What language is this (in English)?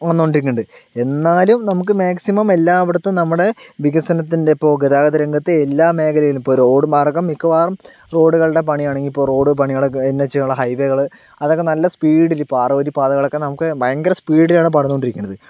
Malayalam